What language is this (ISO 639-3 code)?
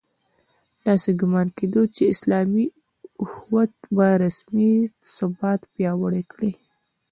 pus